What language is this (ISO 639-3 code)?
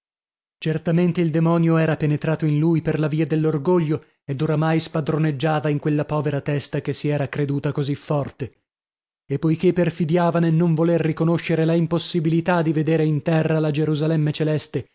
ita